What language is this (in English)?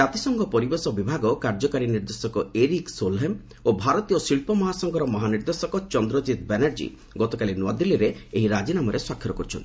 Odia